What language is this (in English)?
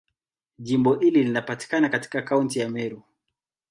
Swahili